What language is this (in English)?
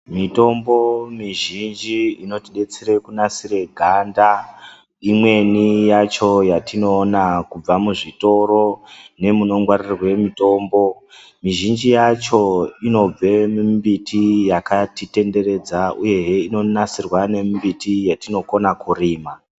Ndau